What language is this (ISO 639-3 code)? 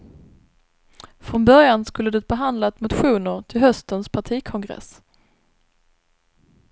swe